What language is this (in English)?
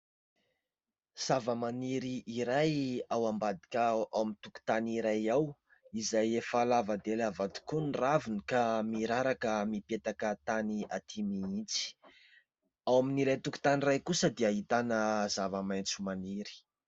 Malagasy